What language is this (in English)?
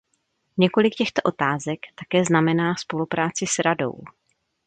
Czech